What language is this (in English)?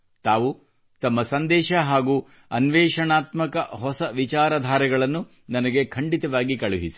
Kannada